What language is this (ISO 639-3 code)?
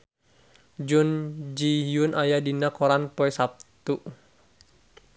sun